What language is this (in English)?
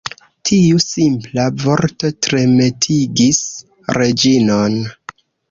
Esperanto